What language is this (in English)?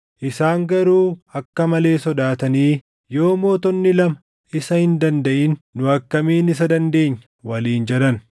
Oromo